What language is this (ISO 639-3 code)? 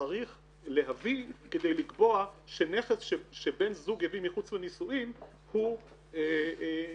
heb